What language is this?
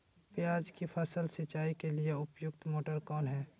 Magahi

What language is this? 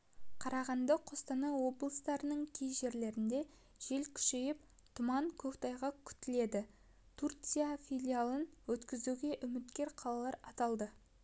Kazakh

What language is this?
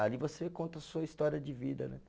Portuguese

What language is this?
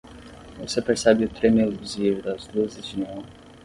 Portuguese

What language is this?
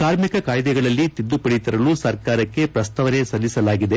Kannada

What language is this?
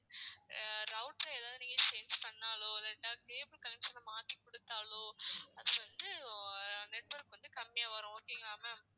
Tamil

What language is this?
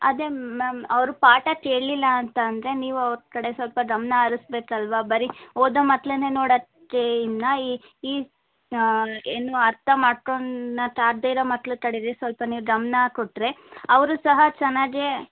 Kannada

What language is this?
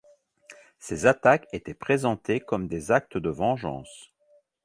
French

